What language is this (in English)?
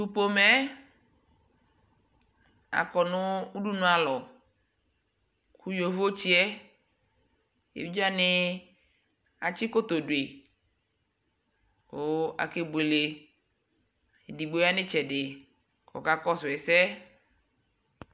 Ikposo